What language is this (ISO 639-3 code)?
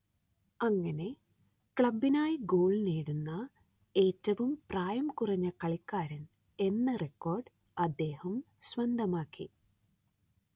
mal